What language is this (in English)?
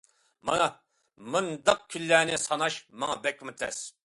Uyghur